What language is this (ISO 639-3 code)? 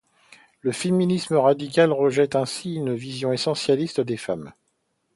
fra